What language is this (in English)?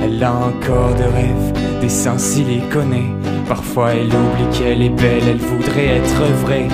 French